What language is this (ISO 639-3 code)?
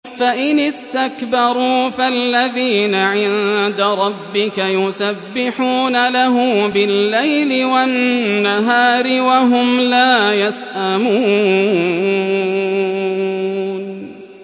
ara